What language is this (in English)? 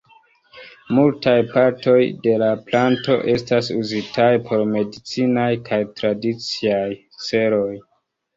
Esperanto